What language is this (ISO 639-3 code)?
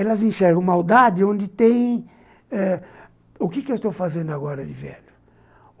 por